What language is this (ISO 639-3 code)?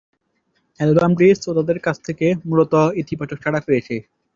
ben